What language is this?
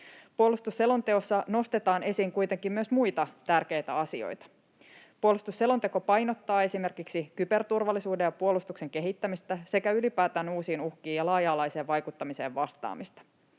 Finnish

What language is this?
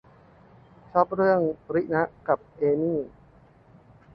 Thai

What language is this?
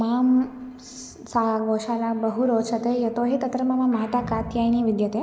Sanskrit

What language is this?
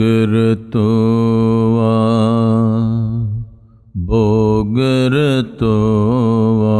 French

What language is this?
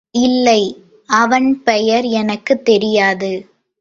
Tamil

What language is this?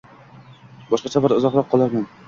Uzbek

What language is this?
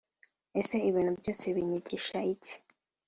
Kinyarwanda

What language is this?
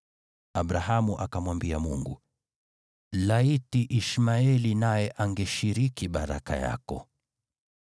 Swahili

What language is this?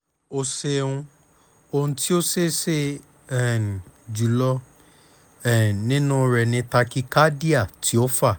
Yoruba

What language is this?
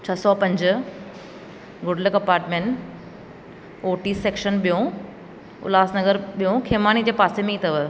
Sindhi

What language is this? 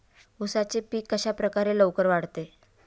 Marathi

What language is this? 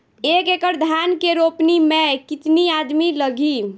Bhojpuri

